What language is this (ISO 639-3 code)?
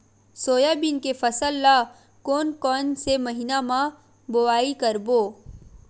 hne